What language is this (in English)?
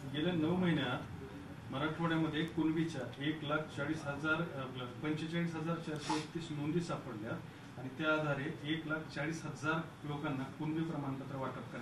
Marathi